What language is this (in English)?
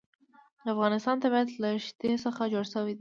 Pashto